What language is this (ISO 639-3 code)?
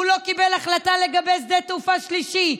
heb